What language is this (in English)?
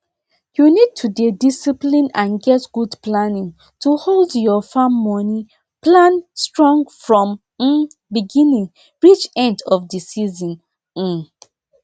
Nigerian Pidgin